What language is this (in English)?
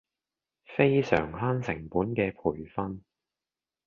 Cantonese